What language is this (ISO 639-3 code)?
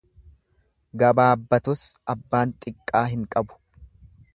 orm